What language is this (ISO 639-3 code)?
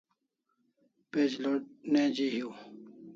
kls